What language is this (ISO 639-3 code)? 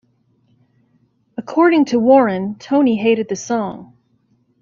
eng